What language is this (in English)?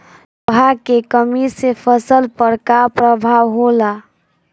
Bhojpuri